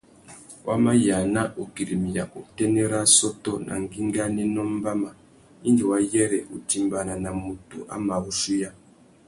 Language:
Tuki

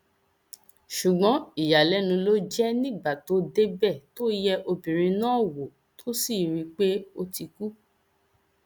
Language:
Yoruba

